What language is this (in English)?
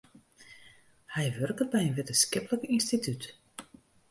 Western Frisian